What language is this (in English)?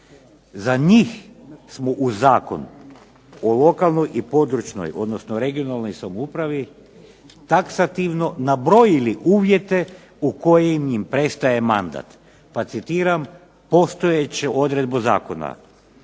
Croatian